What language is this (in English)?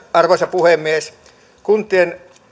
Finnish